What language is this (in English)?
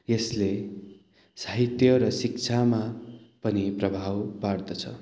Nepali